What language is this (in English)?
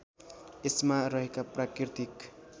Nepali